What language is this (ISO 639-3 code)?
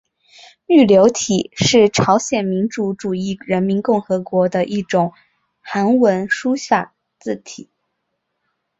zho